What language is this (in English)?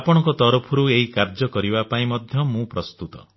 Odia